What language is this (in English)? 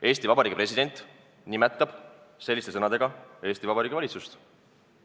Estonian